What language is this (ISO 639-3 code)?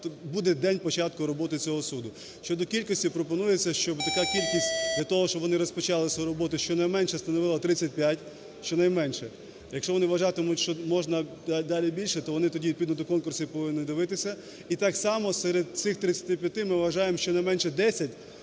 ukr